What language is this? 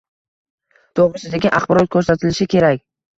Uzbek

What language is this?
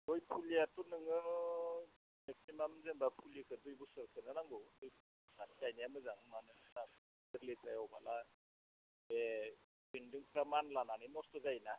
Bodo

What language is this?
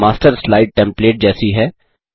Hindi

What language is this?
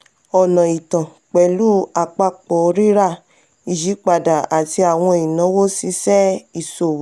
Yoruba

